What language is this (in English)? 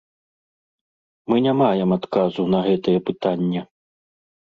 Belarusian